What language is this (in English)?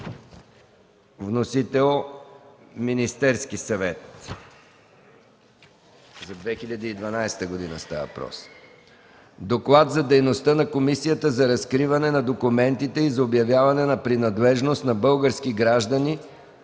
Bulgarian